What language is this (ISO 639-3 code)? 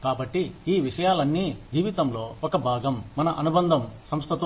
tel